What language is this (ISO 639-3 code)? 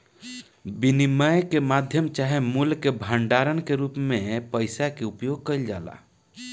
bho